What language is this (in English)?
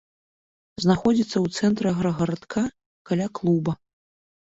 Belarusian